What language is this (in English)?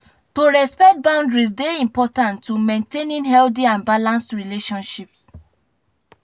Nigerian Pidgin